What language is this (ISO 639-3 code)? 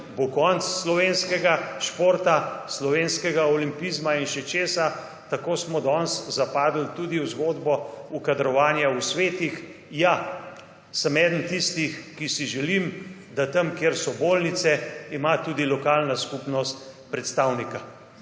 slv